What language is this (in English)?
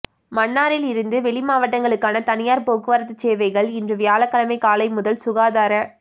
Tamil